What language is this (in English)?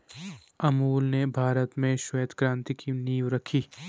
Hindi